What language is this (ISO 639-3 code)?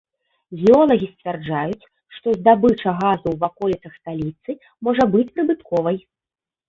bel